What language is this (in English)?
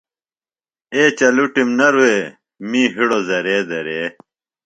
Phalura